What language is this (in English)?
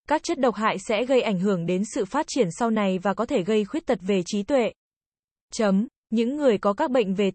Vietnamese